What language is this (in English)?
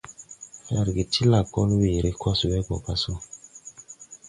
Tupuri